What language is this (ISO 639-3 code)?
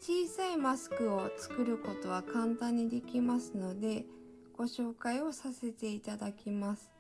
jpn